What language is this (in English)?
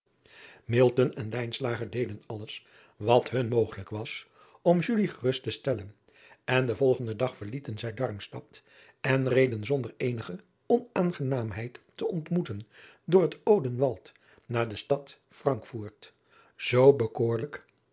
Dutch